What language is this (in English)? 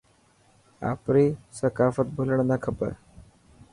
Dhatki